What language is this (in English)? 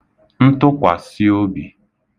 Igbo